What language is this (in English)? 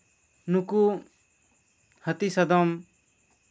Santali